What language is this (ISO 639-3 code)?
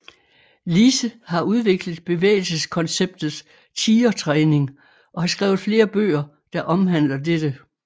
dan